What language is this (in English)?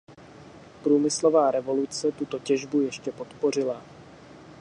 Czech